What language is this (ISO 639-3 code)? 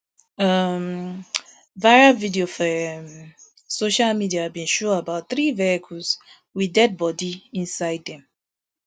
pcm